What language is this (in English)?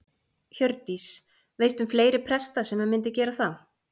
Icelandic